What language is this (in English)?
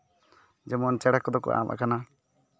Santali